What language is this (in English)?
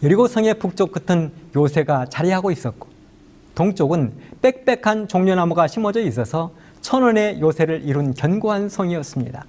Korean